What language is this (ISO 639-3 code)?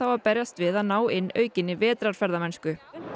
isl